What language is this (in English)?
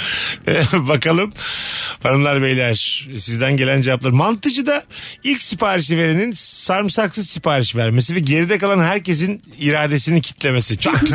Turkish